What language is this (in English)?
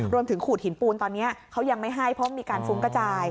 Thai